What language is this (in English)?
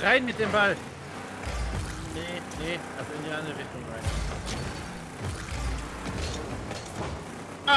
German